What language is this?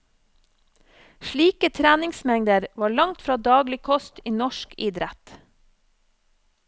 Norwegian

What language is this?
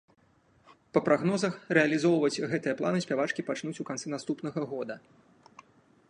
Belarusian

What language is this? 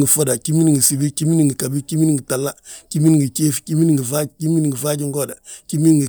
Balanta-Ganja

